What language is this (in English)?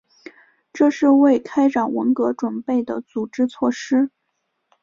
Chinese